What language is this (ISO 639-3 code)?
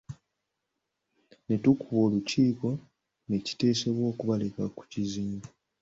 lug